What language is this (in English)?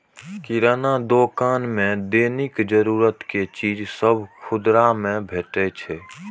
Maithili